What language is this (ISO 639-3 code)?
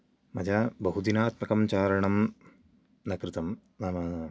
san